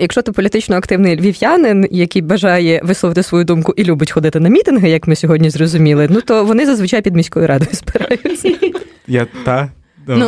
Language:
Ukrainian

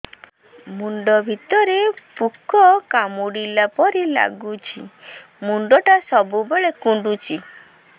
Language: Odia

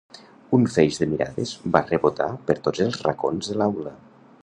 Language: Catalan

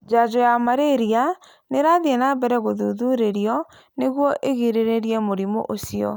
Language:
Kikuyu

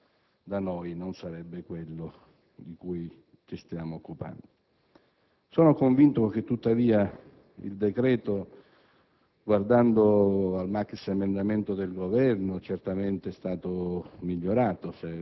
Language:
Italian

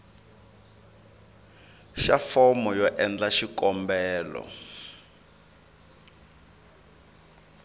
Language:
Tsonga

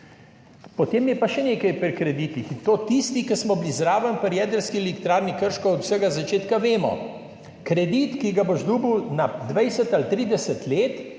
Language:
Slovenian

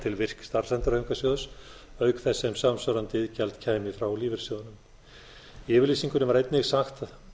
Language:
Icelandic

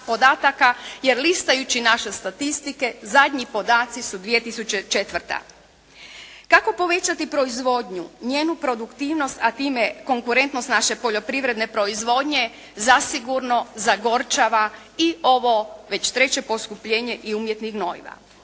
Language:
Croatian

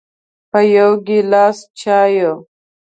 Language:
Pashto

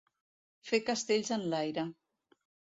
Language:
Catalan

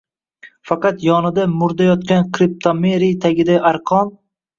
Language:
Uzbek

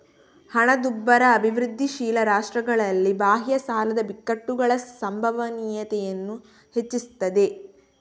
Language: Kannada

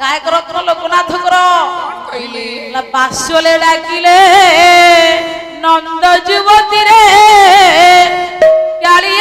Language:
Bangla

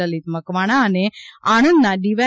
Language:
Gujarati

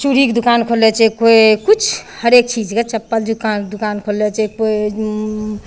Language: Maithili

